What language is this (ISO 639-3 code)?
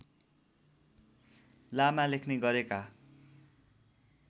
nep